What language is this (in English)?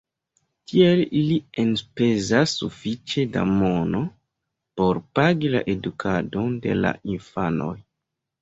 Esperanto